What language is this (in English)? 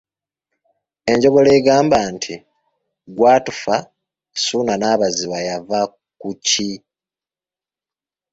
Ganda